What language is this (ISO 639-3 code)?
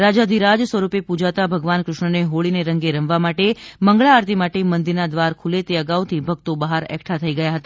guj